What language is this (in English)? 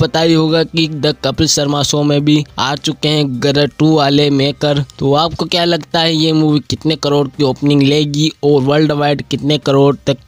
Hindi